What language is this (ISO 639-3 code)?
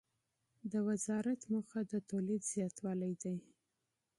pus